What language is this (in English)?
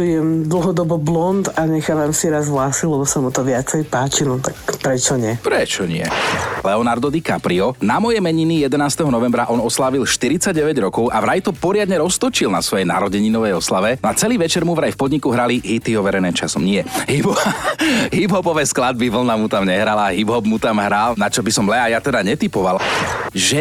Slovak